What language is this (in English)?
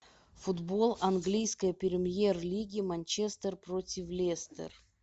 Russian